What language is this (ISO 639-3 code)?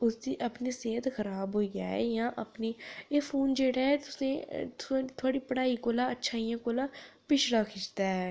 doi